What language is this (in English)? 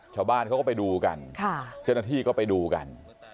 Thai